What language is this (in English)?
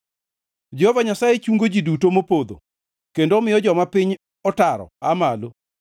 Luo (Kenya and Tanzania)